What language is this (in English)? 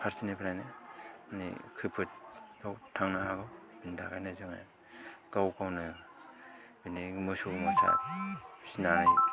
Bodo